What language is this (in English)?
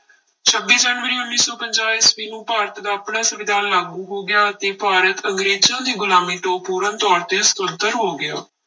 Punjabi